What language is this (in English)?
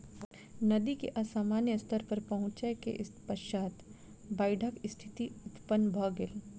Maithili